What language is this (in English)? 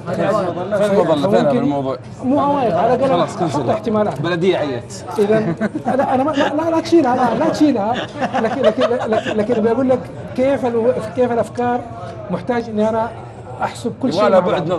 Arabic